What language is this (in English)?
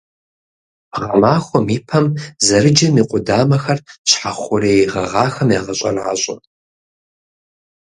Kabardian